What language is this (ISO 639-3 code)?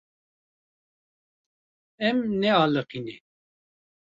kur